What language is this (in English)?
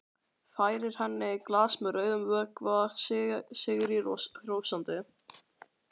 Icelandic